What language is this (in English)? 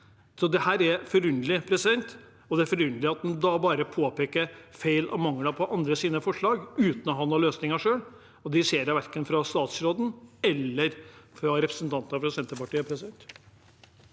Norwegian